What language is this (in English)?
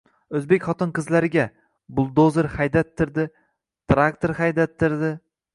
Uzbek